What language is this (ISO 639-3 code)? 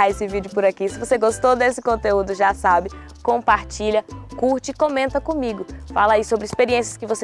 por